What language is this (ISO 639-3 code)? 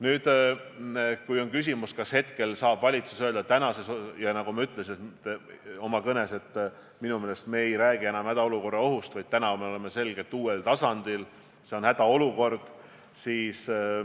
est